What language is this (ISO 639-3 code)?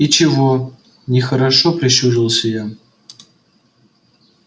rus